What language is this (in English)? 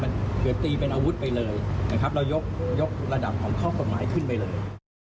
Thai